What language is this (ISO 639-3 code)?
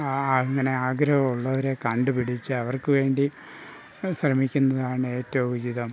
mal